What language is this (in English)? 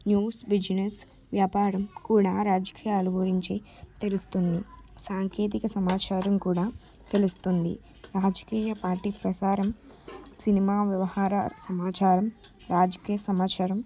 Telugu